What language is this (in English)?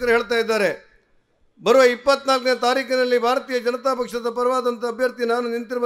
Kannada